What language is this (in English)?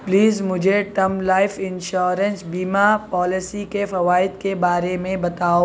Urdu